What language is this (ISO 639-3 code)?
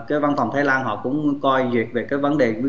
vie